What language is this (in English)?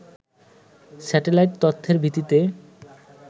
Bangla